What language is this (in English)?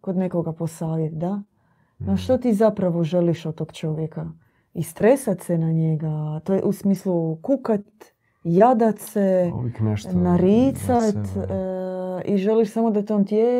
Croatian